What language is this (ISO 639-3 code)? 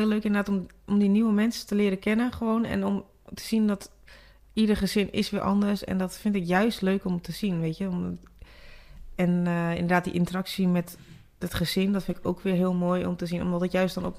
nld